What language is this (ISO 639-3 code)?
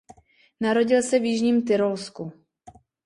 ces